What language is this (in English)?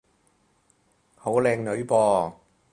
Cantonese